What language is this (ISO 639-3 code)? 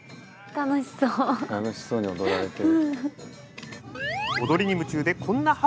jpn